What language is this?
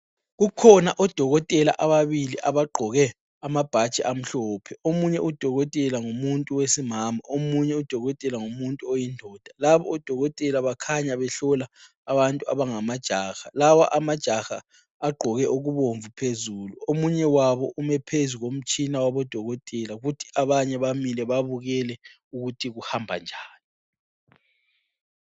North Ndebele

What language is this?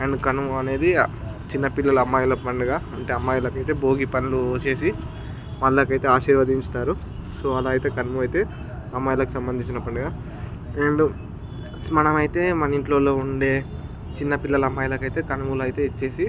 Telugu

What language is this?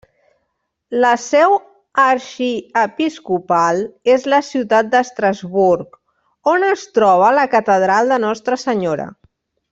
Catalan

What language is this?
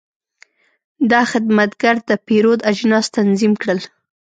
Pashto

